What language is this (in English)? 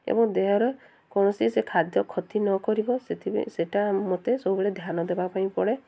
Odia